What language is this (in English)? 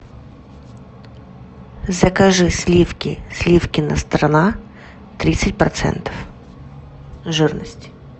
Russian